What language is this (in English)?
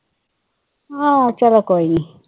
Punjabi